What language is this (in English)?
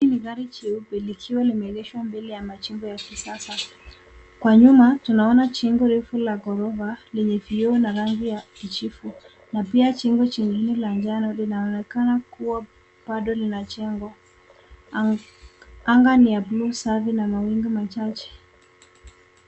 Swahili